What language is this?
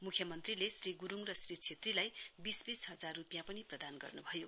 Nepali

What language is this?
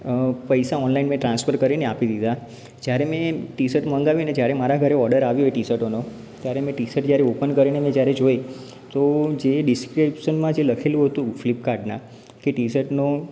Gujarati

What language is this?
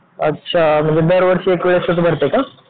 Marathi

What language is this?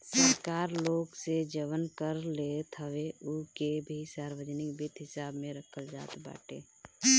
Bhojpuri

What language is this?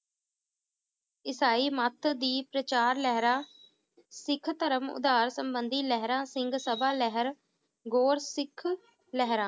Punjabi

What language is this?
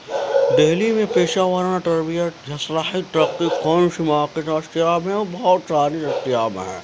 Urdu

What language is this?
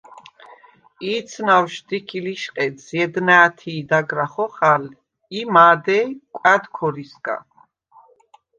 Svan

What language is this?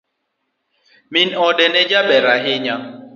Luo (Kenya and Tanzania)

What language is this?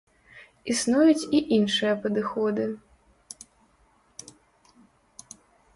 Belarusian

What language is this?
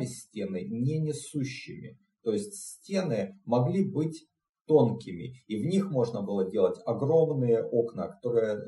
Russian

